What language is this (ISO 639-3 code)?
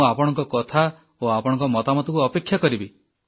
ori